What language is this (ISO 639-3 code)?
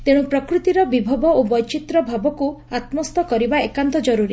ori